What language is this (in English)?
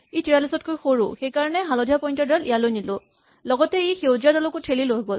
Assamese